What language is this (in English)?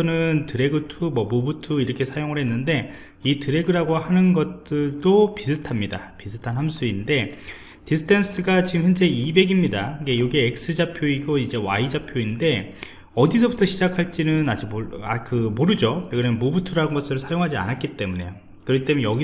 Korean